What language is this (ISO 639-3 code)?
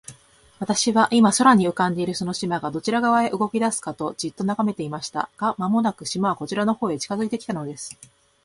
jpn